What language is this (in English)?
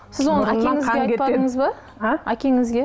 Kazakh